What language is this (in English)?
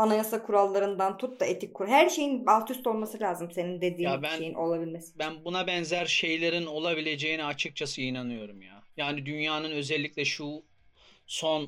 Turkish